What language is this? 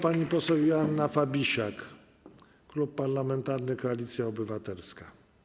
Polish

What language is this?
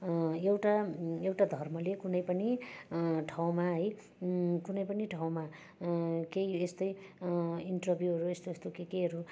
Nepali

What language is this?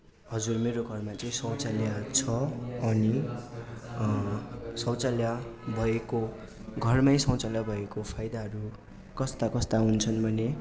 Nepali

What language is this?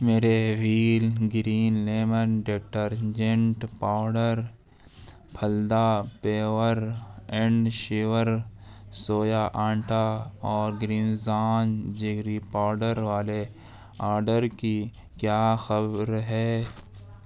Urdu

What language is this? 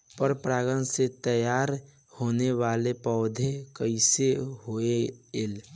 Bhojpuri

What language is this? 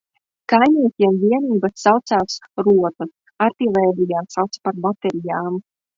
Latvian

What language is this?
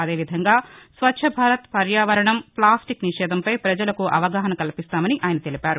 Telugu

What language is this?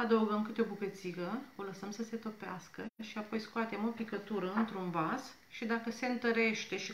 Romanian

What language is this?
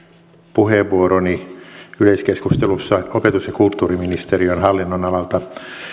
Finnish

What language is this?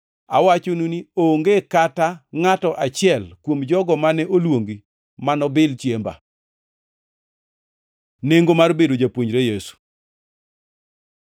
Luo (Kenya and Tanzania)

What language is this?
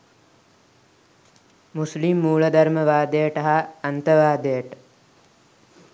Sinhala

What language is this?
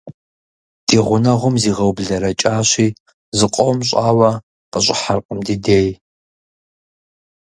Kabardian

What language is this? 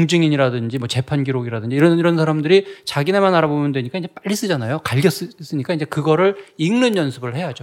Korean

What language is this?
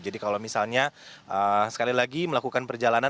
Indonesian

